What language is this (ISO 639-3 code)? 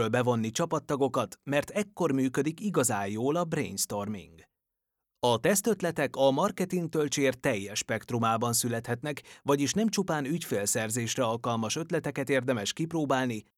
hun